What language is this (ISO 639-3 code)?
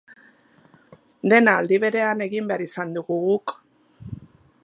eus